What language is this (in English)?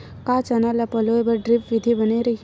Chhattisgarhi